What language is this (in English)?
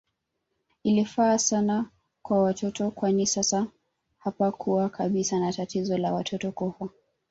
Swahili